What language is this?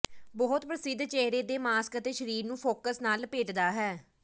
Punjabi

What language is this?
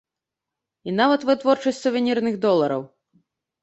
Belarusian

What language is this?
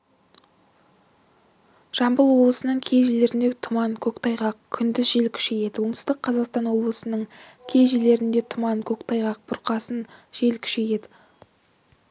Kazakh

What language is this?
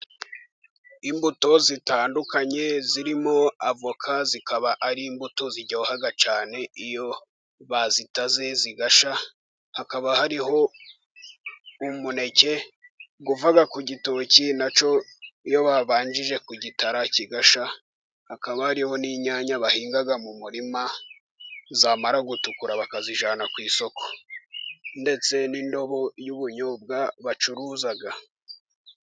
Kinyarwanda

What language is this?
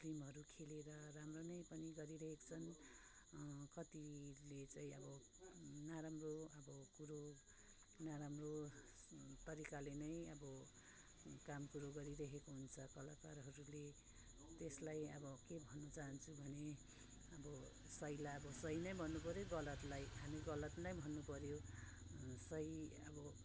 Nepali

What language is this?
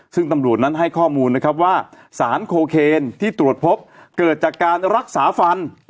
Thai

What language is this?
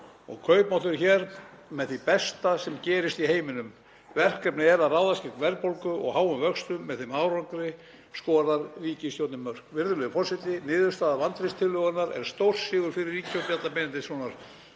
Icelandic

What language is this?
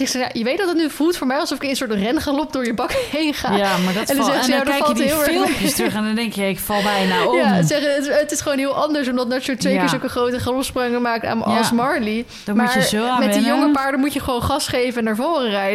Dutch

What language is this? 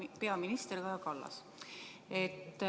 Estonian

